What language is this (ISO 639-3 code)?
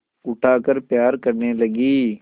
hin